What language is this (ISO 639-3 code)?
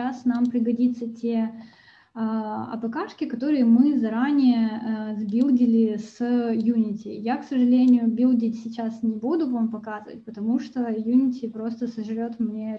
rus